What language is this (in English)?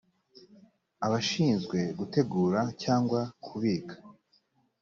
Kinyarwanda